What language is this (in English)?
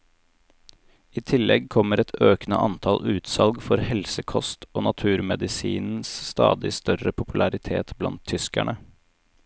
Norwegian